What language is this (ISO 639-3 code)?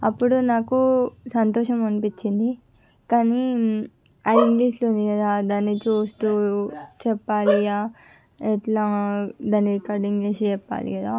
tel